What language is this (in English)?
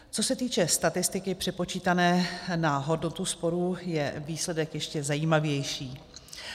Czech